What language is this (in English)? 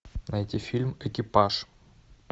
Russian